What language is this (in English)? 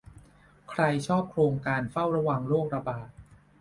Thai